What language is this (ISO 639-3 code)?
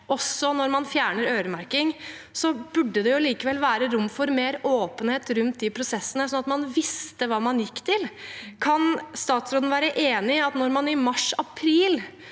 nor